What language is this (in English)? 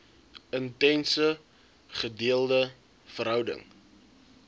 Afrikaans